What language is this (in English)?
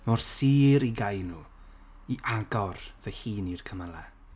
Welsh